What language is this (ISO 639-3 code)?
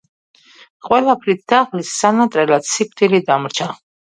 kat